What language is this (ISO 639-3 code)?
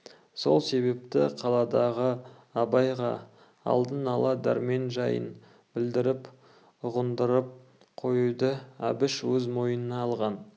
kaz